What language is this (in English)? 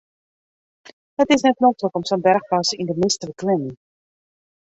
Western Frisian